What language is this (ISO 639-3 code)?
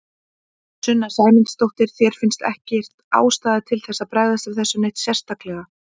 isl